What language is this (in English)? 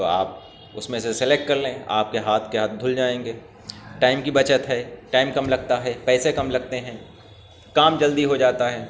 Urdu